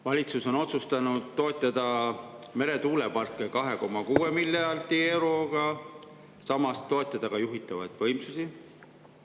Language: Estonian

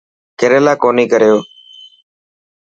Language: Dhatki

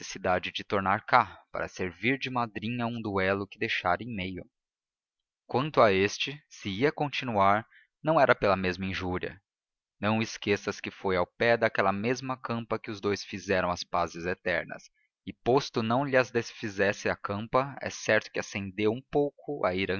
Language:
Portuguese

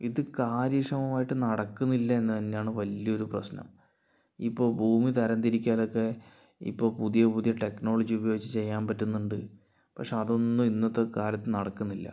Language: Malayalam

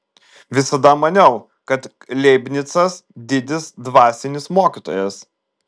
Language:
Lithuanian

